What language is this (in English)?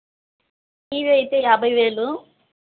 Telugu